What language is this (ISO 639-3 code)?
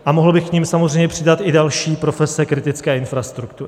ces